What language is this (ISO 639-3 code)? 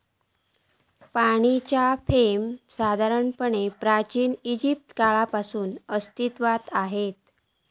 mar